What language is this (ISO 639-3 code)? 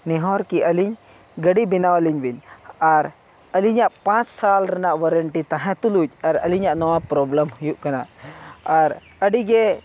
sat